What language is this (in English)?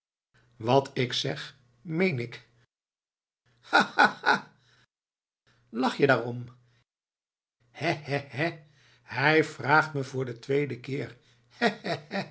Dutch